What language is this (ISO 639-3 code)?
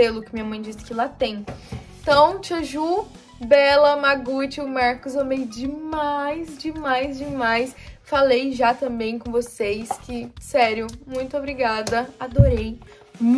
por